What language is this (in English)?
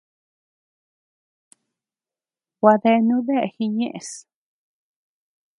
Tepeuxila Cuicatec